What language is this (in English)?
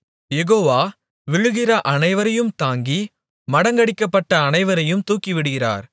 Tamil